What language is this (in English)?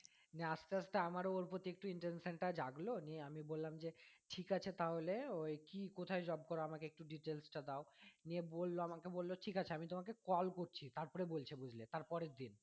Bangla